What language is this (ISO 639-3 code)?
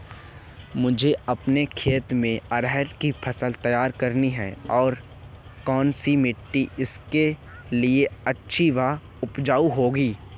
hin